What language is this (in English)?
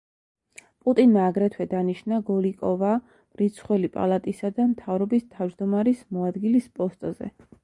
Georgian